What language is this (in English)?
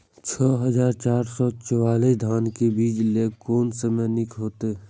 Maithili